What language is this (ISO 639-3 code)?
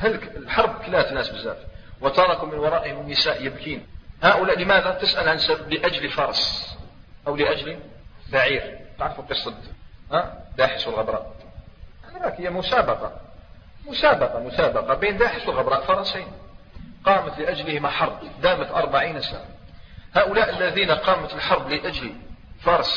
ara